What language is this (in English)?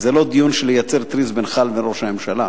Hebrew